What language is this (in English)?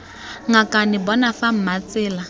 Tswana